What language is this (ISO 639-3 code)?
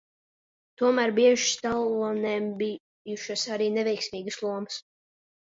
lav